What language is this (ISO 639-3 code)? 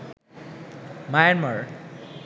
ben